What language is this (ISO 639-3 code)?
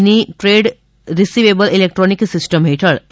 guj